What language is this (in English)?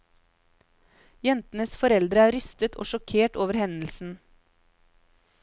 Norwegian